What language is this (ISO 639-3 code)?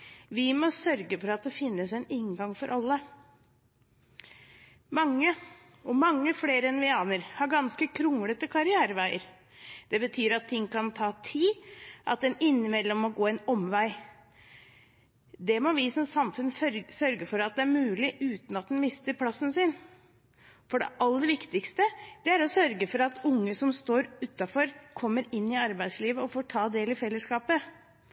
nob